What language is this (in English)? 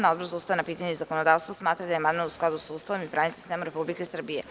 Serbian